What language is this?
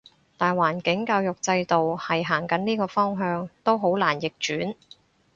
Cantonese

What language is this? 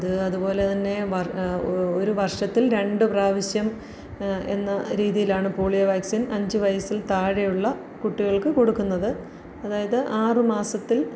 Malayalam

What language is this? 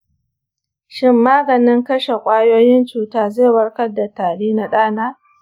Hausa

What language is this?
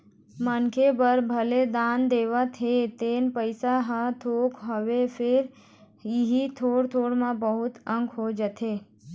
Chhattisgarhi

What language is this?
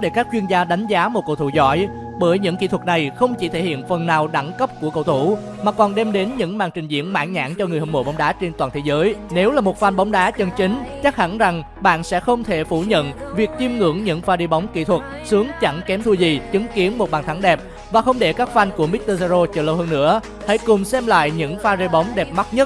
Vietnamese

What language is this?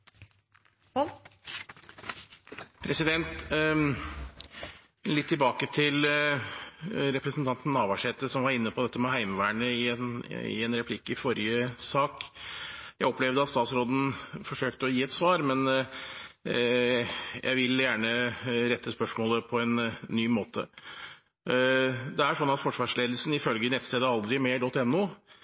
Norwegian Nynorsk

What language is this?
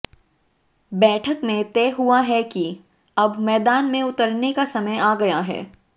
Hindi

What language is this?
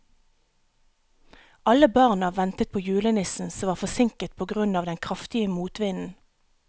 Norwegian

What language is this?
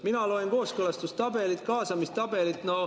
Estonian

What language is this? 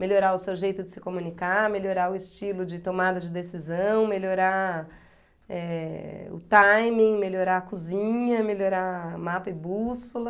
Portuguese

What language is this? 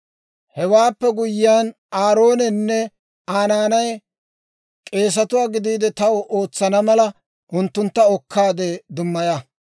Dawro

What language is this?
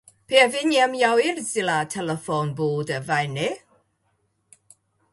Latvian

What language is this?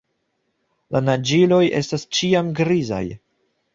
Esperanto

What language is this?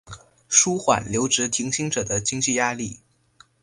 Chinese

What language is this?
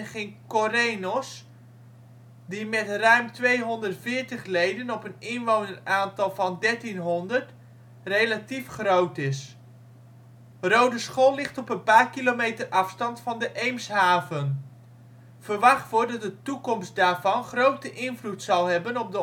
Dutch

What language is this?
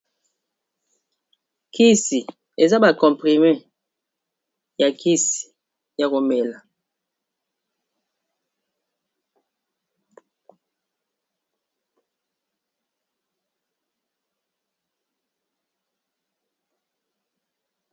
Lingala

